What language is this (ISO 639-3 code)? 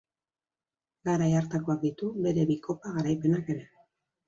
eus